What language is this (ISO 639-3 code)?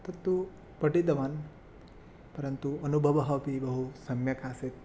san